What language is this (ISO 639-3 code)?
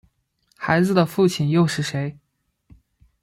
zho